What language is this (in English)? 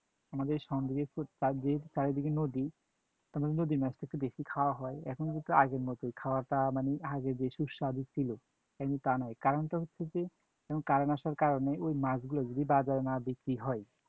Bangla